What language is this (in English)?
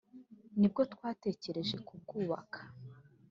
Kinyarwanda